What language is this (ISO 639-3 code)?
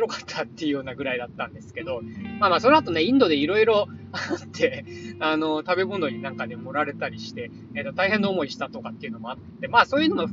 jpn